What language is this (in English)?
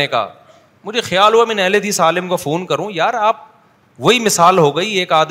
Urdu